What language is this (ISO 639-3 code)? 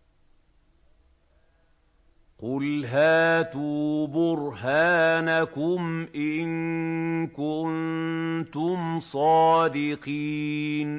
ara